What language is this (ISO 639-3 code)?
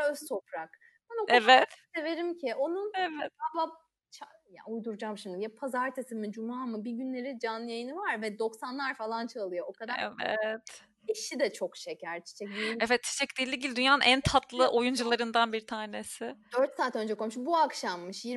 tur